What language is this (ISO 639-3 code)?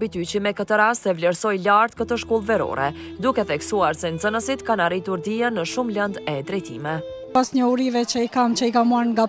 ron